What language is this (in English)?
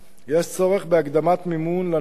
Hebrew